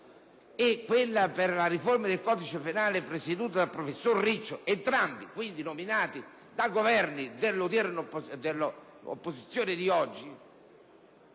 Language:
Italian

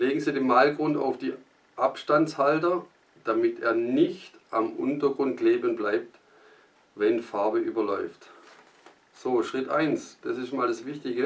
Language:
German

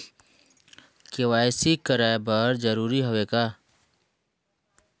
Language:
Chhattisgarhi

